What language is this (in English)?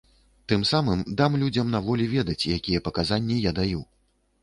Belarusian